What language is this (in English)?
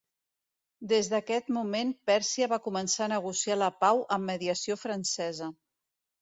Catalan